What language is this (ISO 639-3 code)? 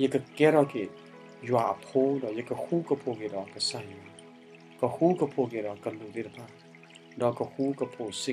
tha